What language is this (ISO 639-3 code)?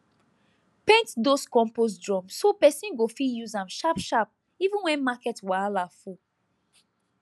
pcm